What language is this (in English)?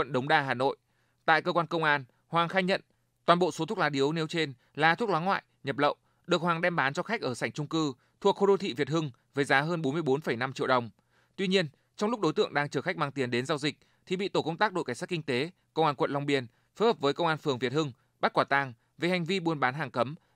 Vietnamese